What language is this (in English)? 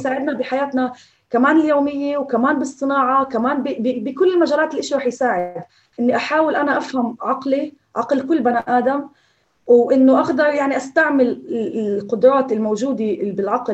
Arabic